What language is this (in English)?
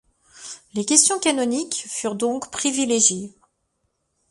French